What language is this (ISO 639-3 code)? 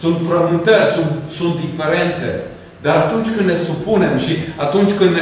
ron